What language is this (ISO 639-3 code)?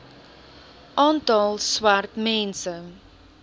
afr